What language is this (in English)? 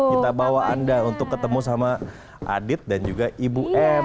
Indonesian